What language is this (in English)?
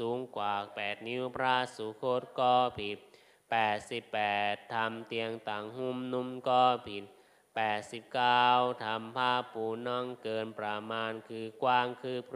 Thai